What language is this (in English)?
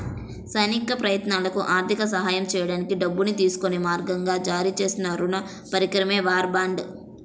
Telugu